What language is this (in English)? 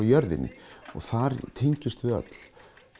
Icelandic